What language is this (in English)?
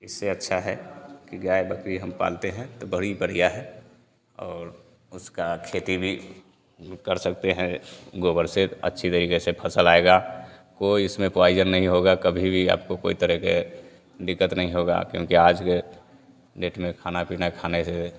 Hindi